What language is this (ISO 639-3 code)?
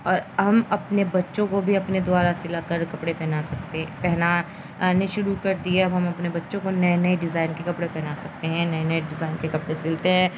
urd